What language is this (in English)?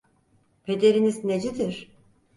Turkish